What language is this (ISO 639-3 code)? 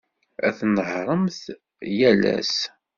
kab